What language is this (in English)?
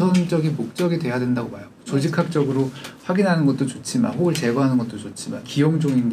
Korean